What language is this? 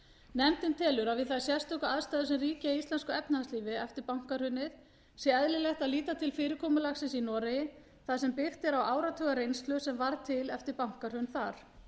Icelandic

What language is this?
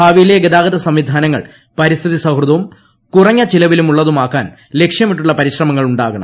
Malayalam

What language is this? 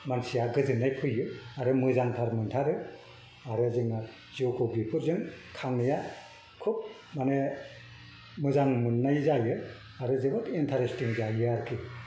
Bodo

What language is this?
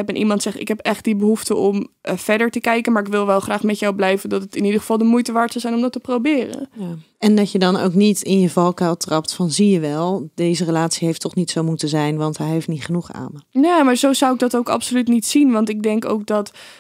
Dutch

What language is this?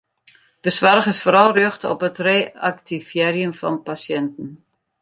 Western Frisian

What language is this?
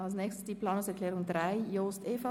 Swiss German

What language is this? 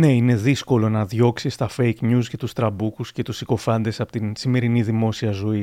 Greek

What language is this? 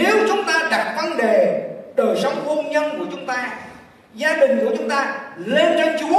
Vietnamese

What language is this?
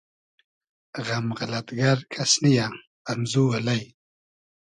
Hazaragi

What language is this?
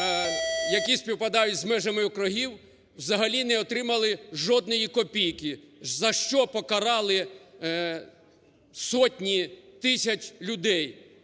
Ukrainian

